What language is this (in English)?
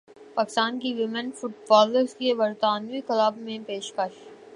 Urdu